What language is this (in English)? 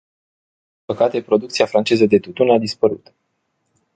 Romanian